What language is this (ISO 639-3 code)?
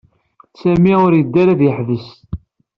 kab